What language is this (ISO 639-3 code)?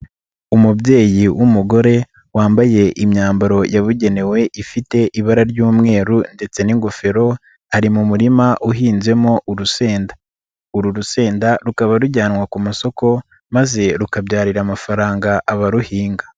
kin